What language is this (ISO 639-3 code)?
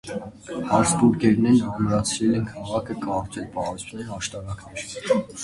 hye